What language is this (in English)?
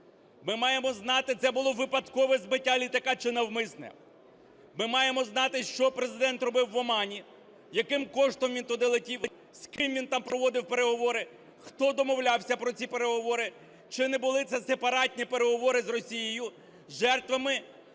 Ukrainian